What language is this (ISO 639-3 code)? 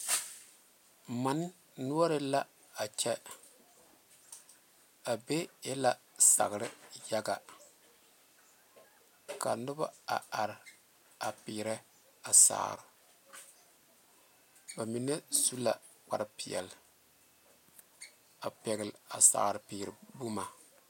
dga